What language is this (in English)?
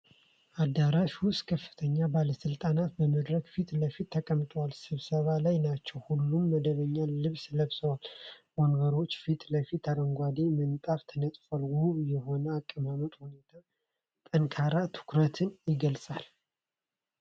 Amharic